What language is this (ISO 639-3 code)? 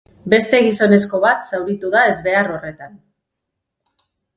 eus